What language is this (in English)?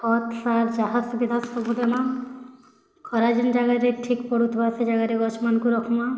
Odia